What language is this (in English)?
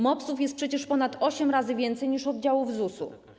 Polish